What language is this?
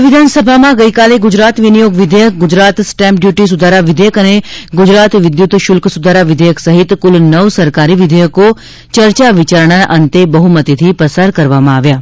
Gujarati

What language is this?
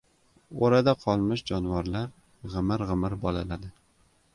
Uzbek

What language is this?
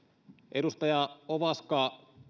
Finnish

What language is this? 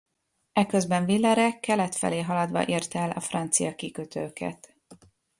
Hungarian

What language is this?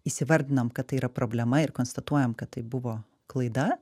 Lithuanian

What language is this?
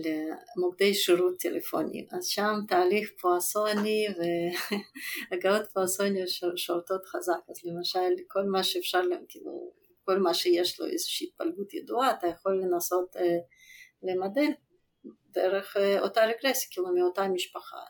Hebrew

